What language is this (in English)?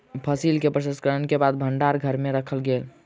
Maithili